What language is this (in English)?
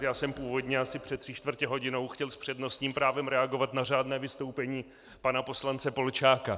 Czech